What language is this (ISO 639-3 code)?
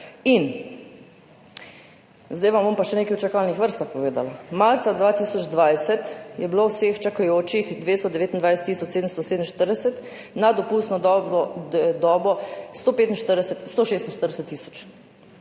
slv